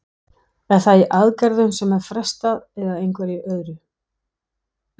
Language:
Icelandic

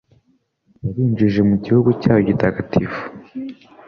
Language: Kinyarwanda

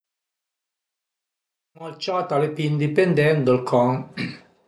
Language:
Piedmontese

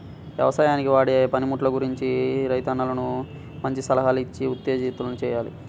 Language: Telugu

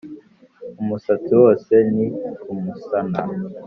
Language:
Kinyarwanda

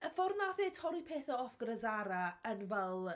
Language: Welsh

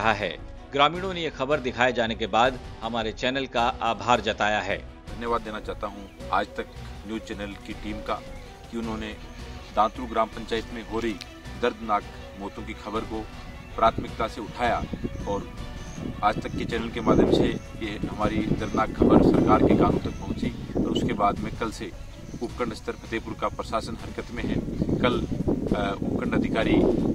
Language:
Hindi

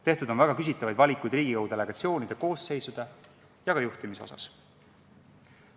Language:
Estonian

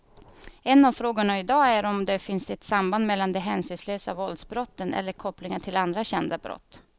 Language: Swedish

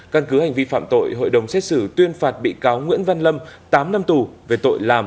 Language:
Vietnamese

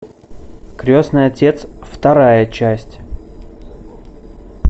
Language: Russian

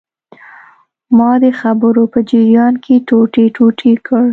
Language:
Pashto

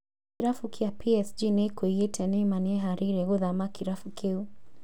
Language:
Kikuyu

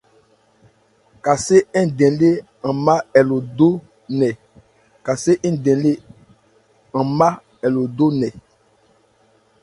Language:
Ebrié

